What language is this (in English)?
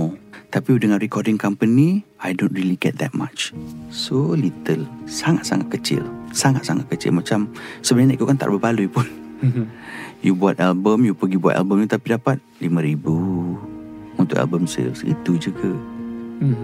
Malay